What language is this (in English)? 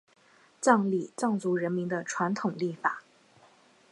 Chinese